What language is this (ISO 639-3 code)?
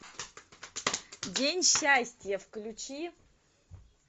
rus